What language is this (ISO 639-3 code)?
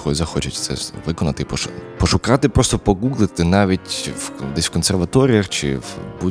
ukr